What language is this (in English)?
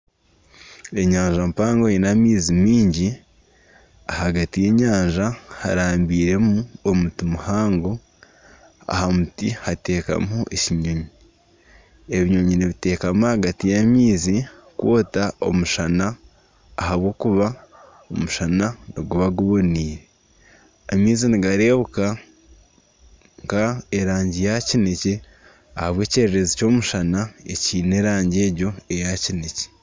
Nyankole